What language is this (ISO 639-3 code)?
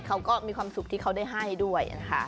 tha